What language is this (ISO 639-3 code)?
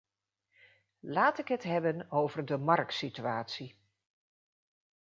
nld